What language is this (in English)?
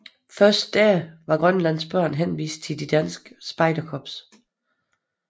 Danish